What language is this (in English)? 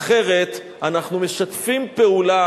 Hebrew